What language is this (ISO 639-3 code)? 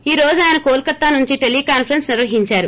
tel